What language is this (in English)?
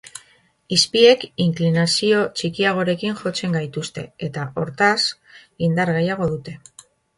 Basque